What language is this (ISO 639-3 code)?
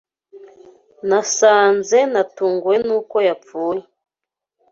kin